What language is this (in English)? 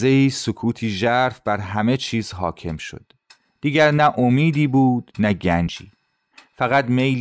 Persian